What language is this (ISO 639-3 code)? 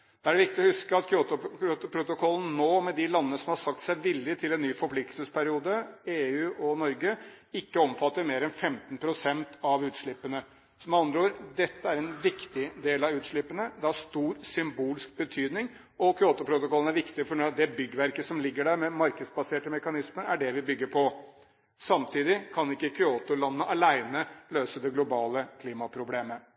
nob